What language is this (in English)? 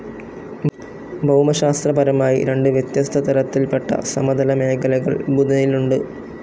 Malayalam